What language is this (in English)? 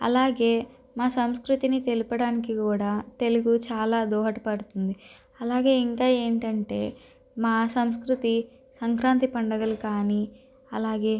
Telugu